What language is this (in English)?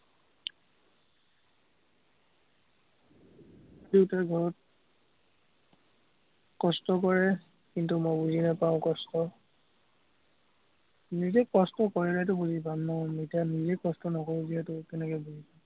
Assamese